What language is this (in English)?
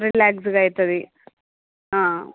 Telugu